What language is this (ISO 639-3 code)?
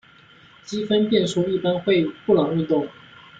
zho